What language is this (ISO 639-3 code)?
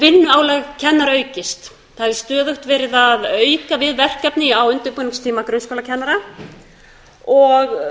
isl